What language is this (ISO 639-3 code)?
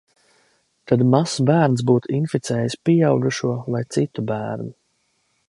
lav